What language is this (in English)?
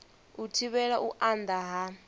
Venda